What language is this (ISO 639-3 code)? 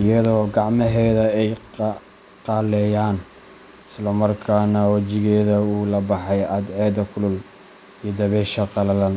som